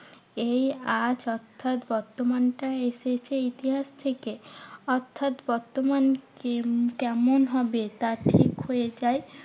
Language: Bangla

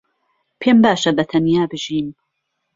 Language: Central Kurdish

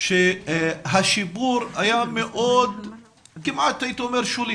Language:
Hebrew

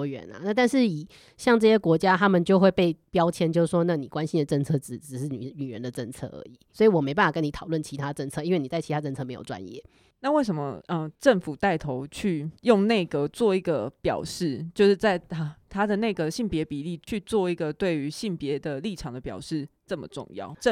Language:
Chinese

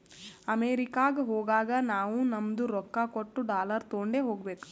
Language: Kannada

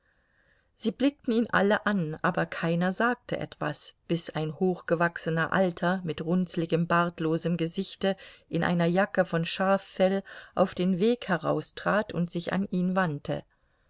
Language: German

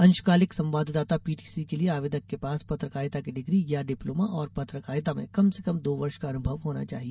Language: Hindi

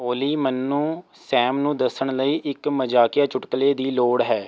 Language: Punjabi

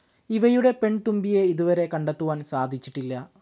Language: Malayalam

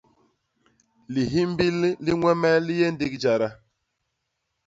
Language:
Basaa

